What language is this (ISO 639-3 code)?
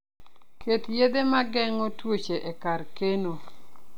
luo